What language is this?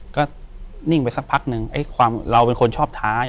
Thai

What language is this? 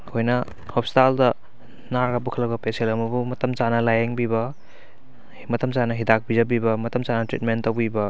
Manipuri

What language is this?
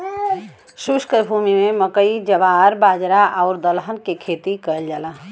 Bhojpuri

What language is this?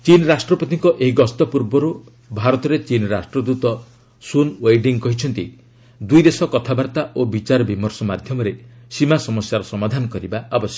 Odia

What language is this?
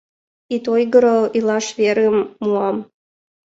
Mari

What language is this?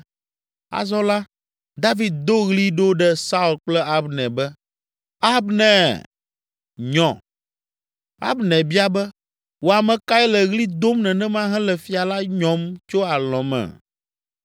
Ewe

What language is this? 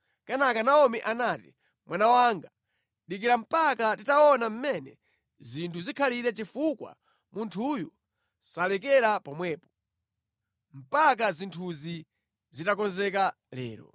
Nyanja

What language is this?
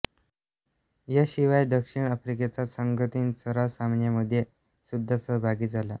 Marathi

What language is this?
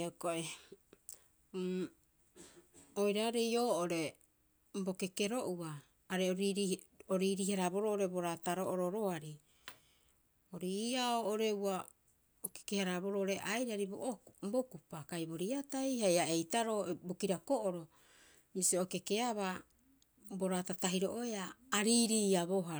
Rapoisi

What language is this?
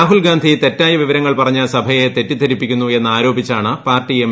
Malayalam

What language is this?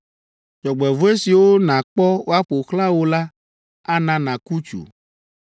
Ewe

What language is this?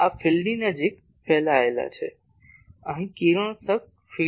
Gujarati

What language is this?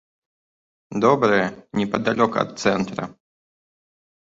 Belarusian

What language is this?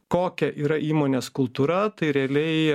Lithuanian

